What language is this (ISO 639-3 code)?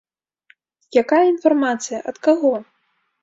bel